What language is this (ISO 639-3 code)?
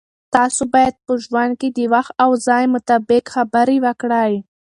pus